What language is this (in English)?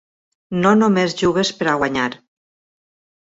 Catalan